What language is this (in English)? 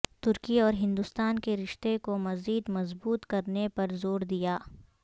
Urdu